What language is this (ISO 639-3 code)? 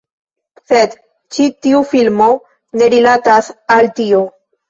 epo